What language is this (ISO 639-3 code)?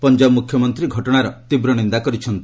ori